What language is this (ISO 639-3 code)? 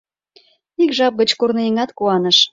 chm